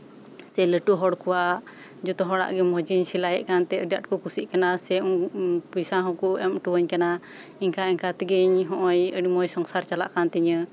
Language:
Santali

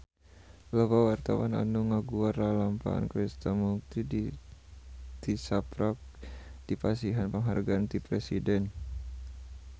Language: Sundanese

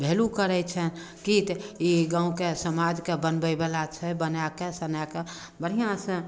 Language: Maithili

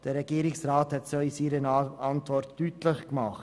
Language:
Swiss German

